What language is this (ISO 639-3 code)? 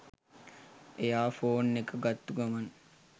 sin